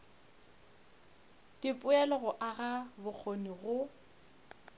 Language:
Northern Sotho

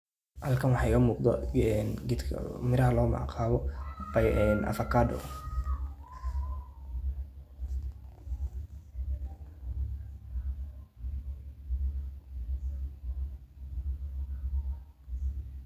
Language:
Somali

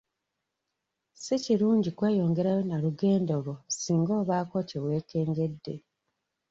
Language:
Ganda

